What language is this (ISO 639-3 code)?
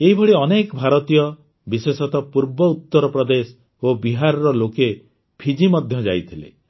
ori